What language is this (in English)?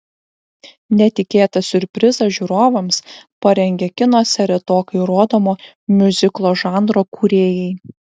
Lithuanian